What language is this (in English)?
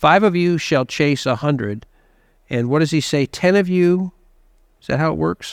English